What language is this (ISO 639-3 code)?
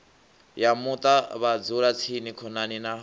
ven